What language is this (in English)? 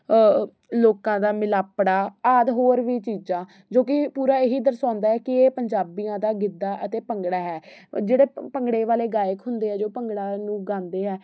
Punjabi